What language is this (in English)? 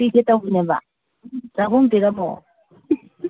Manipuri